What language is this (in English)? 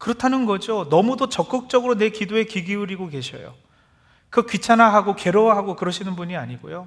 Korean